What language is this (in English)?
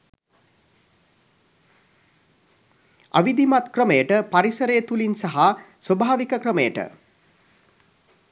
Sinhala